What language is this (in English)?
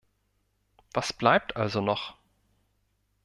German